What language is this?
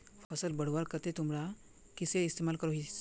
Magahi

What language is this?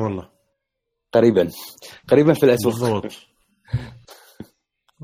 Arabic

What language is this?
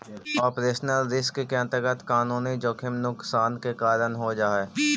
Magahi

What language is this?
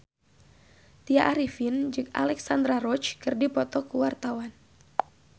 Sundanese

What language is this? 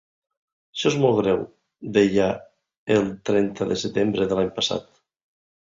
Catalan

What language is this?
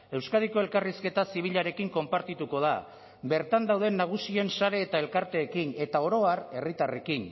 Basque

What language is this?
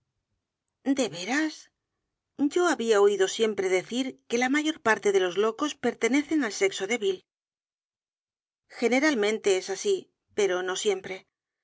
Spanish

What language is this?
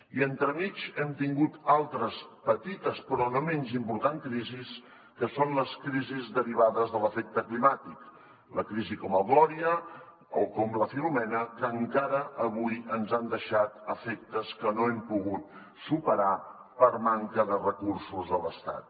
Catalan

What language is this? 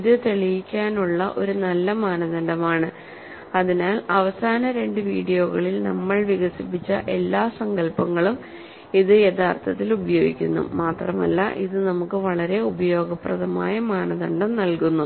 Malayalam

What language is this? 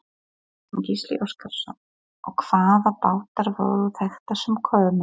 Icelandic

